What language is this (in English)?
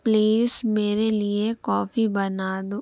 Urdu